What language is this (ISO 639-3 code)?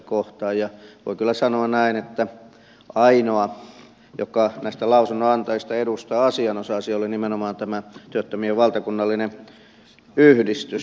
fin